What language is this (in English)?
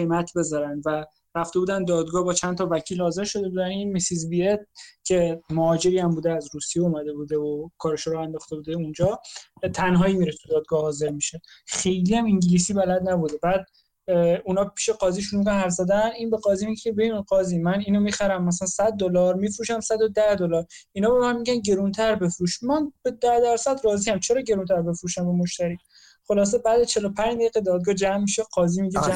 Persian